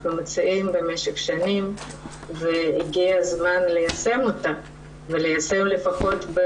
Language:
Hebrew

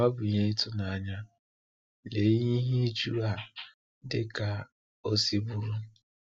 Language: Igbo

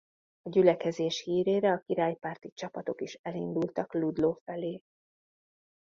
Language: Hungarian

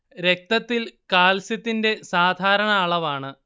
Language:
Malayalam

